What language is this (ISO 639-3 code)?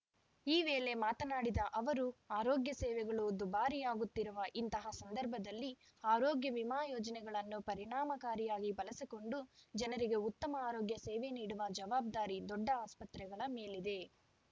kan